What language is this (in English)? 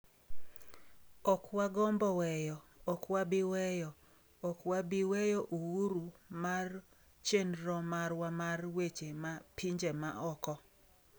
Luo (Kenya and Tanzania)